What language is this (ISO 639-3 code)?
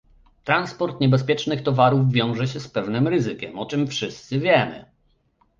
pol